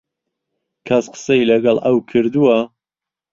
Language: Central Kurdish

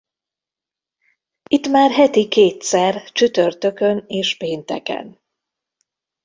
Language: Hungarian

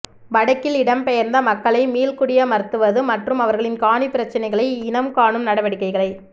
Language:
Tamil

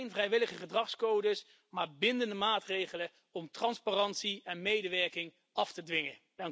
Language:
Dutch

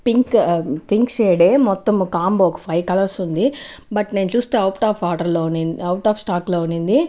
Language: Telugu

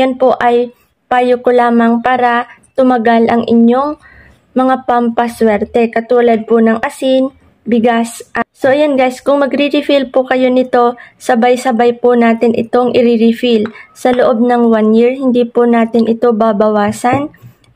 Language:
Filipino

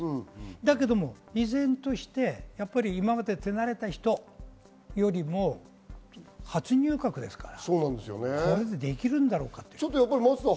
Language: Japanese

